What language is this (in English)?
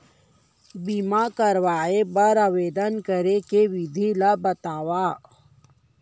Chhattisgarhi